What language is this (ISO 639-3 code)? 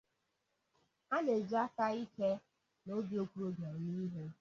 ibo